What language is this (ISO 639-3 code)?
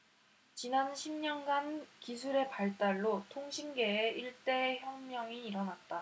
kor